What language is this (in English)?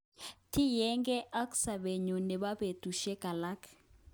Kalenjin